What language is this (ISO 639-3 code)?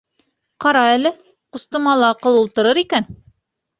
bak